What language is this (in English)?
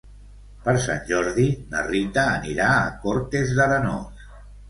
Catalan